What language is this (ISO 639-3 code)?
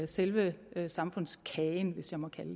dan